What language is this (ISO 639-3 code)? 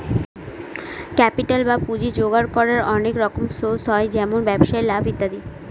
ben